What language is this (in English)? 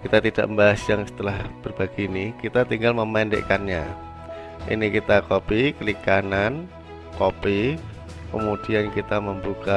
Indonesian